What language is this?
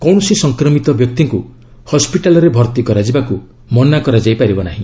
Odia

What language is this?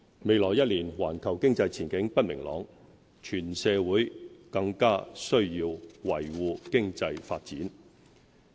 Cantonese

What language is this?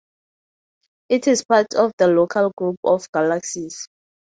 English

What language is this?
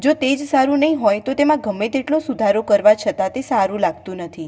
Gujarati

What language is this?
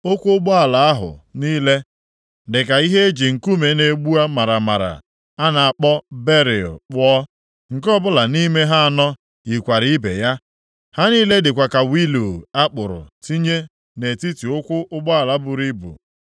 Igbo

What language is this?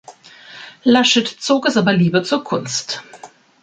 German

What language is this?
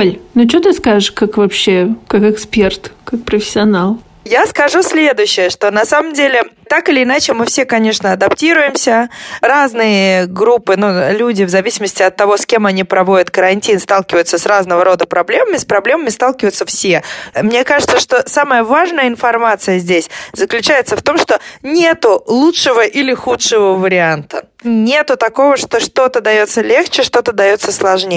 Russian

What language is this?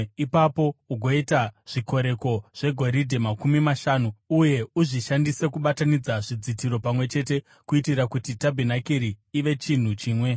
Shona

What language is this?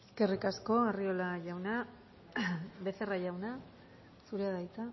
Basque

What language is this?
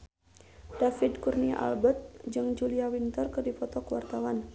Sundanese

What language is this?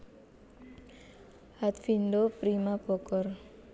Javanese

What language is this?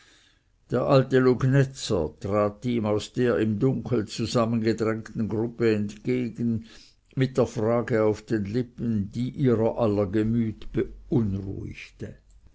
German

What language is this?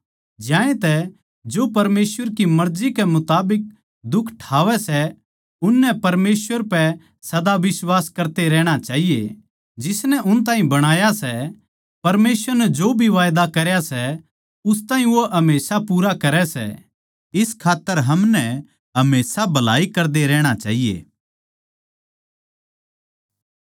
Haryanvi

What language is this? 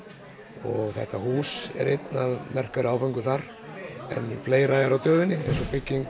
Icelandic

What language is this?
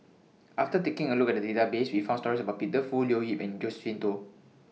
English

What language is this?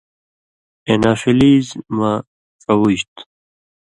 Indus Kohistani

